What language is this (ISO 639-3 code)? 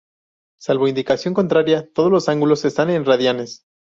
spa